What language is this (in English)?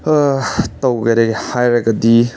Manipuri